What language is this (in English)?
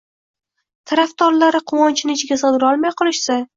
Uzbek